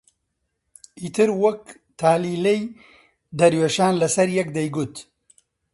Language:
Central Kurdish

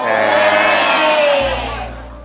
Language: Thai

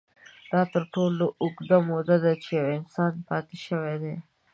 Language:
Pashto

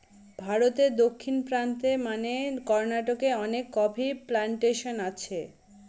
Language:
Bangla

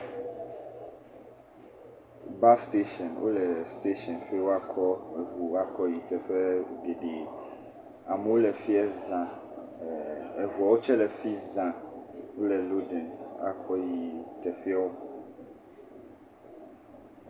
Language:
Ewe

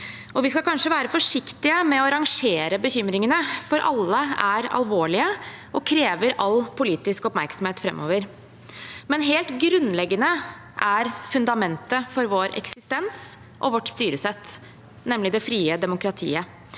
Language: Norwegian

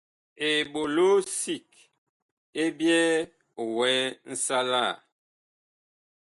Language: Bakoko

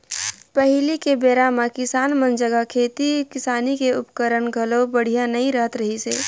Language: Chhattisgarhi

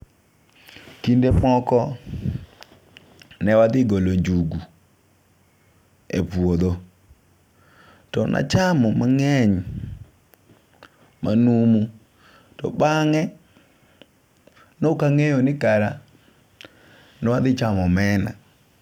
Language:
Luo (Kenya and Tanzania)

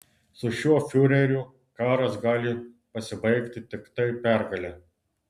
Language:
Lithuanian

